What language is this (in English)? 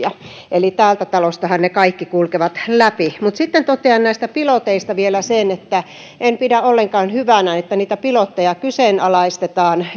Finnish